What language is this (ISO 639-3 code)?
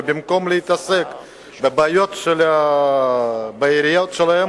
heb